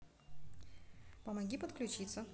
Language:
Russian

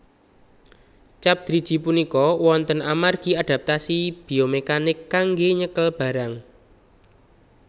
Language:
Javanese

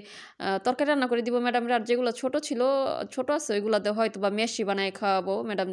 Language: Romanian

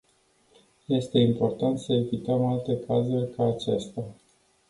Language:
Romanian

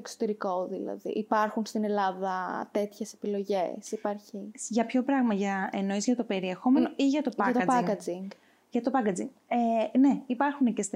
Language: Greek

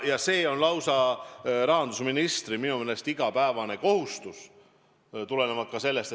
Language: Estonian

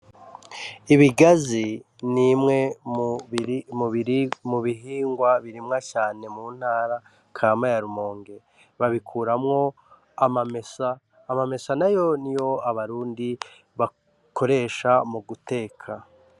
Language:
Rundi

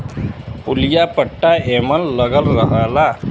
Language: Bhojpuri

